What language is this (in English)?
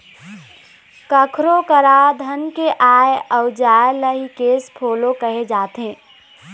Chhattisgarhi